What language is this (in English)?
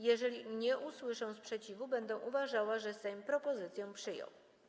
Polish